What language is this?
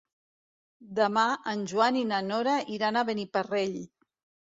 Catalan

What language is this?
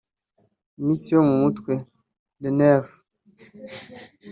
Kinyarwanda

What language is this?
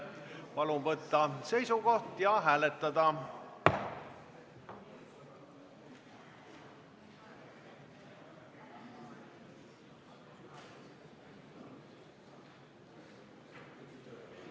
Estonian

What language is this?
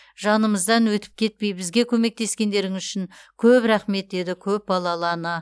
Kazakh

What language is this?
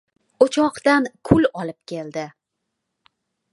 Uzbek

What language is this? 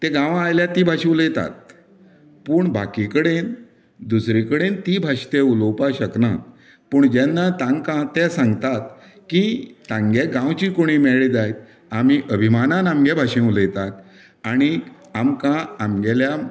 Konkani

